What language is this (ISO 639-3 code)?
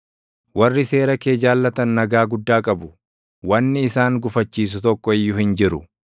orm